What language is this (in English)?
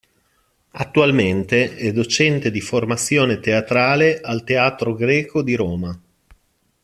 Italian